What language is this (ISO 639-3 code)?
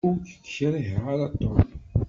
kab